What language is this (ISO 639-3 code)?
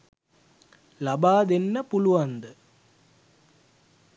sin